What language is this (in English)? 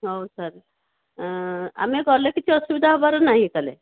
Odia